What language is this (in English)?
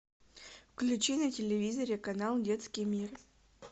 Russian